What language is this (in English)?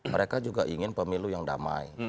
Indonesian